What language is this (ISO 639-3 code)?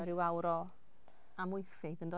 cym